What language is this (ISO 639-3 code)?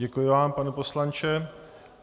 ces